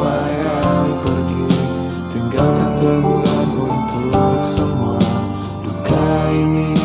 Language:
Indonesian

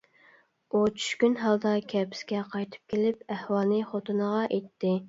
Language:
Uyghur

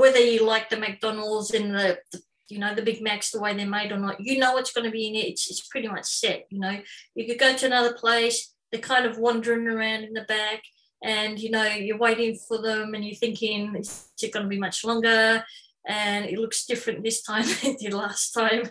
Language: English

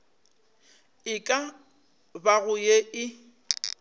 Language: Northern Sotho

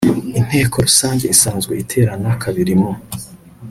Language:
Kinyarwanda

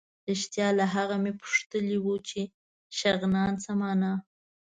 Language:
Pashto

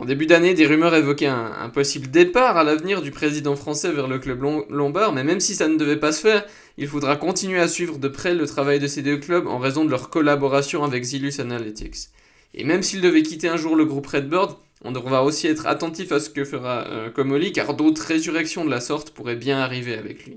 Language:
French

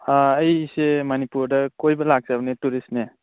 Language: Manipuri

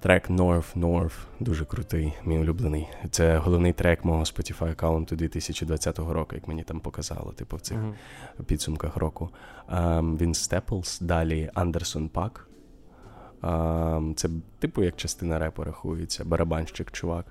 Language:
Ukrainian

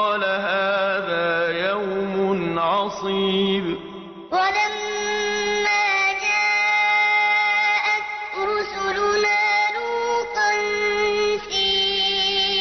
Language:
Arabic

